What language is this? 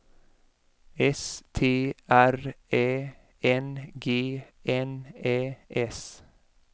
Swedish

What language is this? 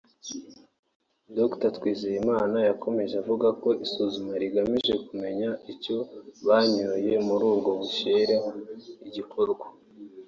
Kinyarwanda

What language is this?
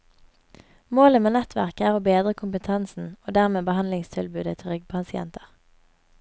Norwegian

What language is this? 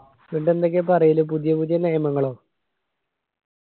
Malayalam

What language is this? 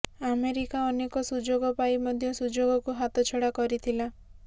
Odia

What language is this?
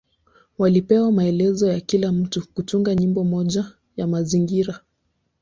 Swahili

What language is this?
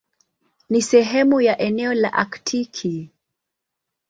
Swahili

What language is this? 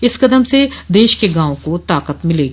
Hindi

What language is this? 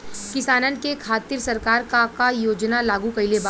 Bhojpuri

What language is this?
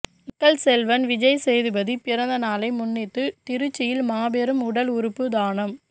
Tamil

